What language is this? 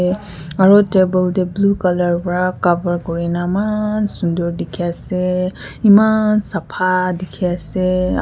Naga Pidgin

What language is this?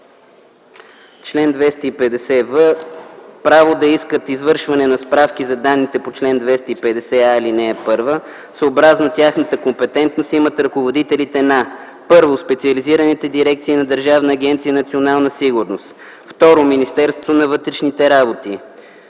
Bulgarian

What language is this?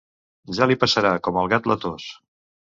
Catalan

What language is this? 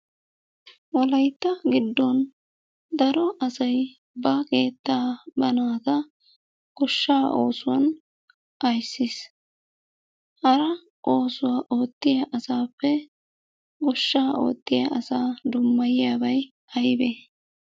Wolaytta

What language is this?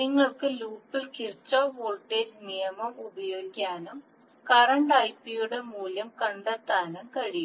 Malayalam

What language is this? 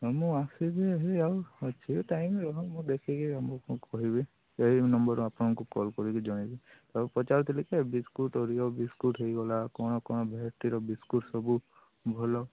Odia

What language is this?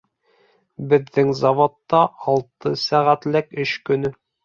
Bashkir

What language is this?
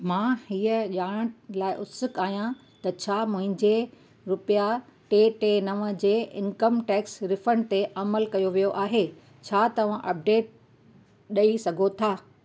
Sindhi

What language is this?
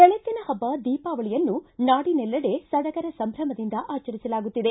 Kannada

